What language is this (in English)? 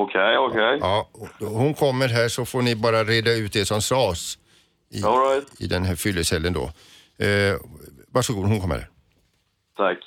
Swedish